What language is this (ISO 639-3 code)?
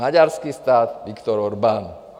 ces